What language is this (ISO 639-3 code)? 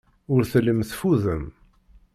kab